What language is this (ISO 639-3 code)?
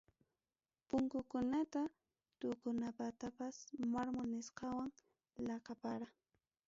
quy